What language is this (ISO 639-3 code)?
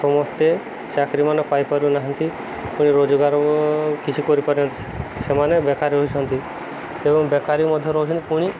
ori